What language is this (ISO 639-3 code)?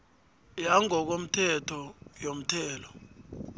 nbl